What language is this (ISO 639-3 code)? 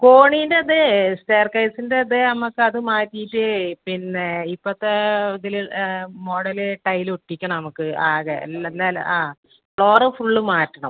mal